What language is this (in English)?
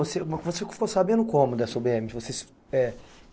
Portuguese